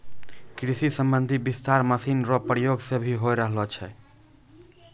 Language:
Maithili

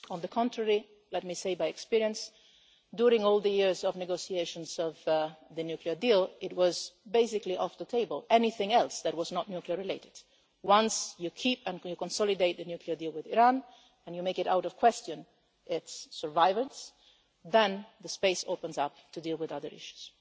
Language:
English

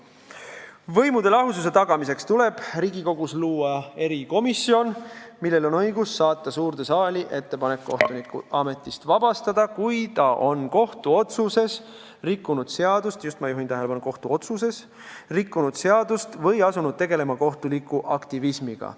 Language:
Estonian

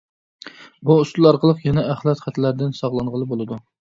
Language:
Uyghur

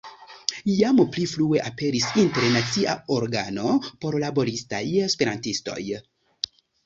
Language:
Esperanto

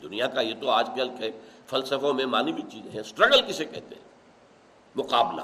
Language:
Urdu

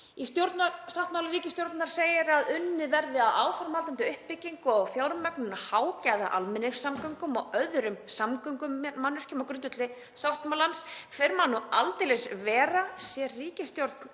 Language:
Icelandic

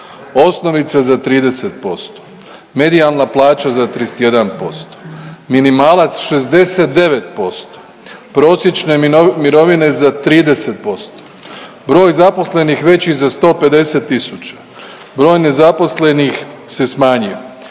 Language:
Croatian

